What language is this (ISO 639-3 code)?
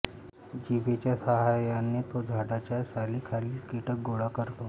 mar